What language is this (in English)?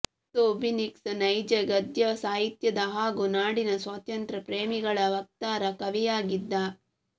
Kannada